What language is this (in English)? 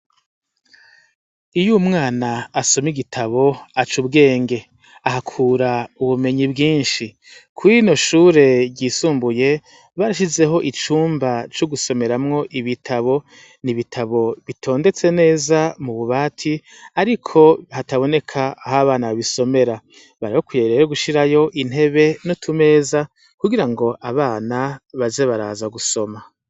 Rundi